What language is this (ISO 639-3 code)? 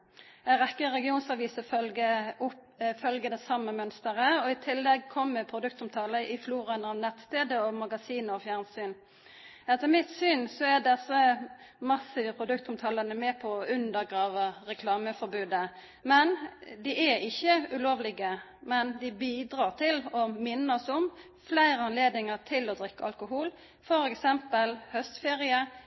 nno